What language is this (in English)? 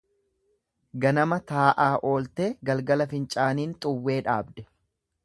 Oromo